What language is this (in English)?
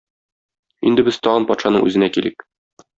Tatar